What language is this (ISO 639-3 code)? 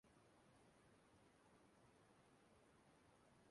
ibo